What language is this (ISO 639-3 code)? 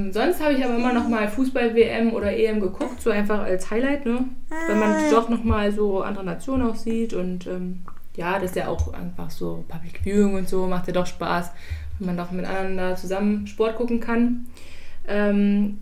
deu